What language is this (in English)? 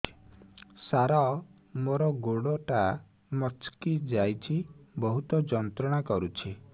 Odia